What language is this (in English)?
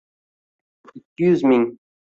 Uzbek